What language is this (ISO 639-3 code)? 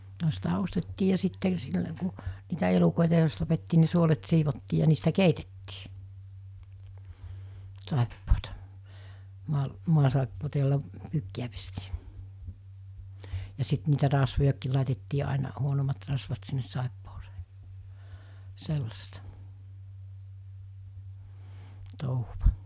fin